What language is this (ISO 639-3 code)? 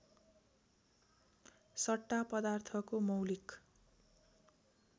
nep